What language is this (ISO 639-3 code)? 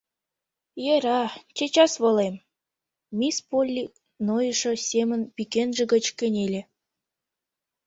chm